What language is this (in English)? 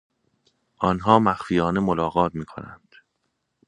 Persian